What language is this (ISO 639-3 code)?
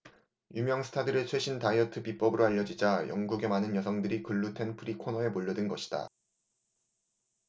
kor